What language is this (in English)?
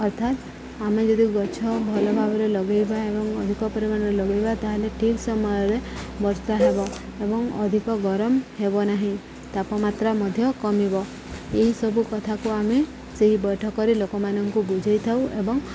Odia